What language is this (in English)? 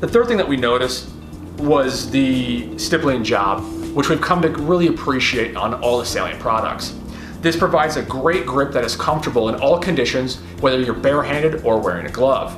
English